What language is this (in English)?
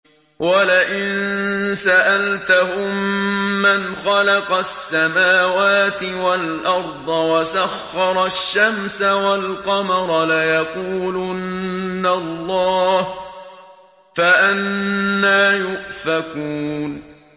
Arabic